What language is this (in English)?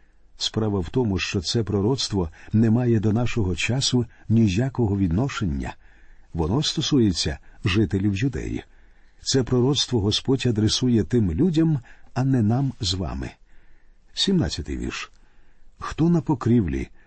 Ukrainian